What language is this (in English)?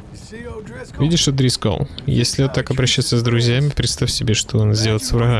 Russian